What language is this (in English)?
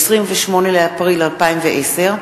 Hebrew